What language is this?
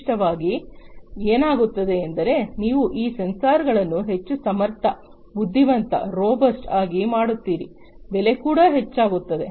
Kannada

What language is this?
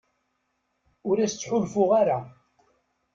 Kabyle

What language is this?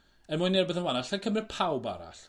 Welsh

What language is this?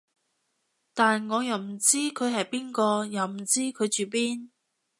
Cantonese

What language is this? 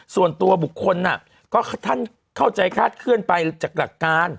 Thai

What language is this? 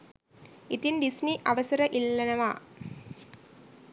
Sinhala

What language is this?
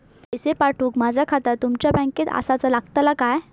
Marathi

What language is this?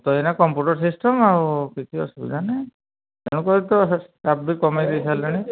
Odia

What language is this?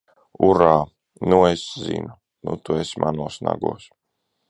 Latvian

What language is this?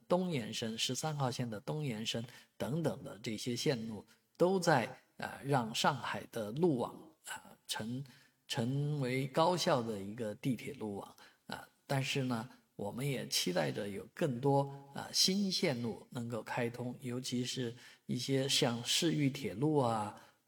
Chinese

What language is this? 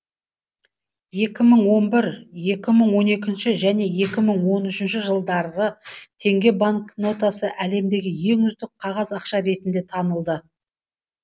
Kazakh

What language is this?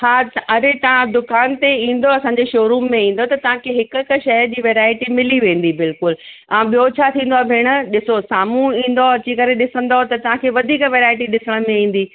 Sindhi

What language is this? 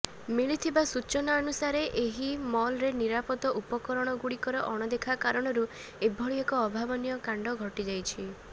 Odia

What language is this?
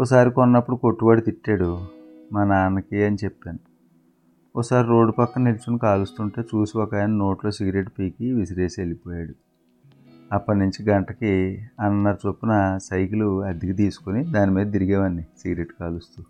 Telugu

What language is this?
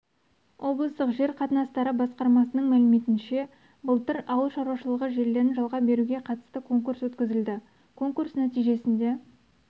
Kazakh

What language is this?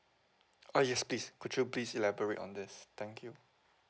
English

